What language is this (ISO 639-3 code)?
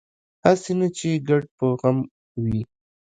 pus